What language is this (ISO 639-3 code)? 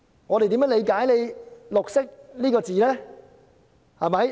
yue